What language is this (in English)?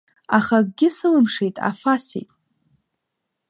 Abkhazian